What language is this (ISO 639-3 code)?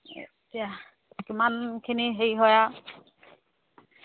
asm